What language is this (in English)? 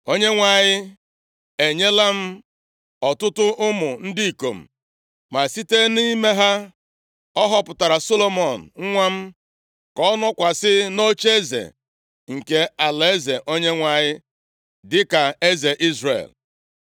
Igbo